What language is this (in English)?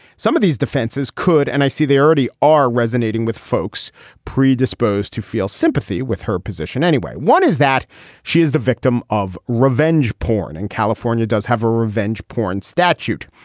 English